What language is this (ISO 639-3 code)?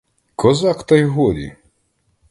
ukr